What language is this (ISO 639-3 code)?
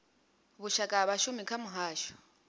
ven